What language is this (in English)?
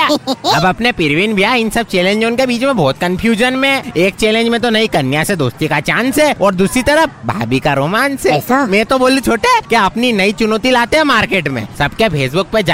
Hindi